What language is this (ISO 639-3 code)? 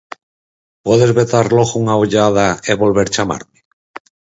glg